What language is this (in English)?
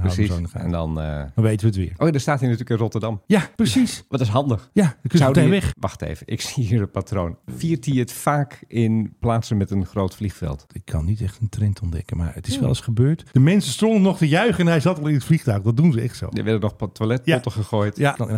Dutch